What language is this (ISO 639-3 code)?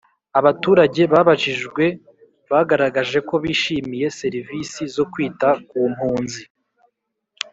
kin